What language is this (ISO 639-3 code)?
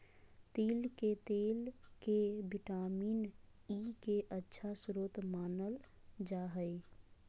mag